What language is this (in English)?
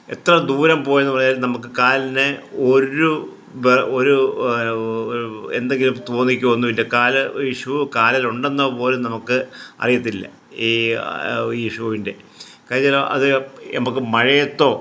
Malayalam